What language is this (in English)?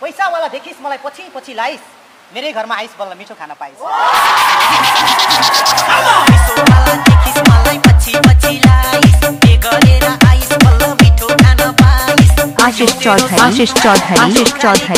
Indonesian